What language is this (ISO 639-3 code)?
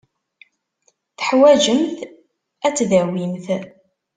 kab